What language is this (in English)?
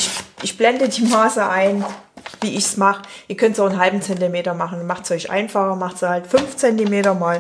German